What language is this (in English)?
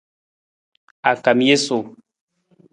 Nawdm